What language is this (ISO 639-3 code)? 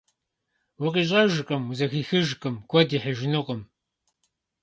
kbd